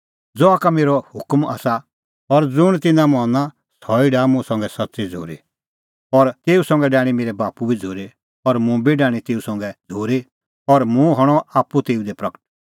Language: Kullu Pahari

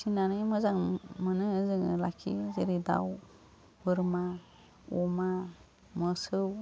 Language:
Bodo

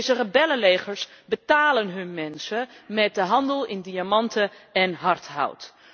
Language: Dutch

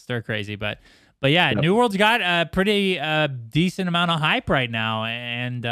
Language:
English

